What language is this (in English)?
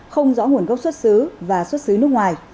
Vietnamese